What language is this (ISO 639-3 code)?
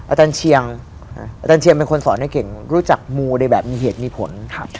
tha